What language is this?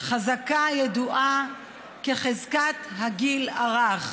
Hebrew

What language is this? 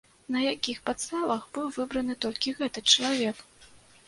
Belarusian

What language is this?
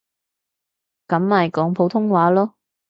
Cantonese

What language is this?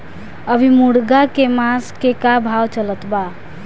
Bhojpuri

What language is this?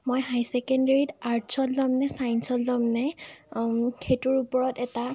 Assamese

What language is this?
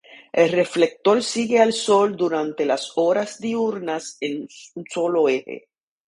Spanish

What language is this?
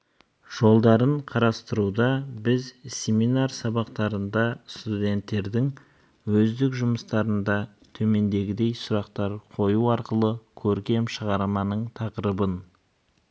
Kazakh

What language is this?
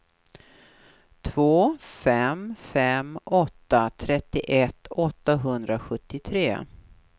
Swedish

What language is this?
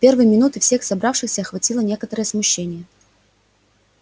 Russian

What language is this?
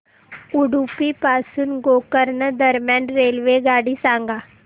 Marathi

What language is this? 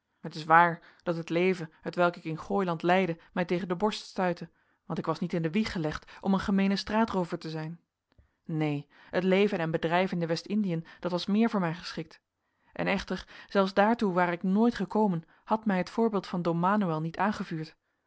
Dutch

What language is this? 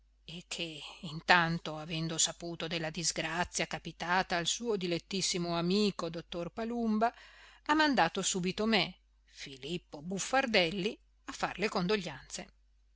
Italian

